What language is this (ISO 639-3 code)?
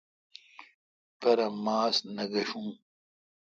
xka